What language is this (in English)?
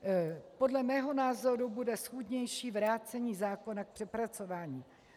Czech